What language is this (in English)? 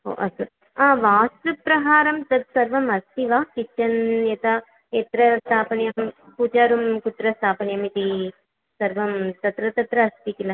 Sanskrit